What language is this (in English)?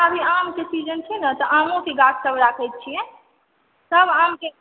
Maithili